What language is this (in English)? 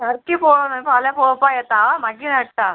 Konkani